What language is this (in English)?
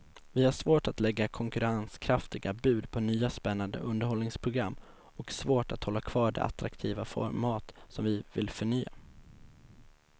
Swedish